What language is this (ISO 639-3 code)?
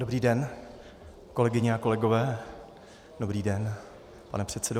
ces